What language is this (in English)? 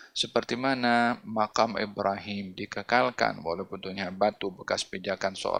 Malay